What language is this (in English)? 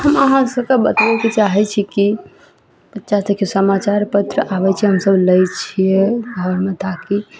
Maithili